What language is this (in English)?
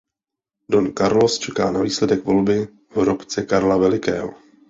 Czech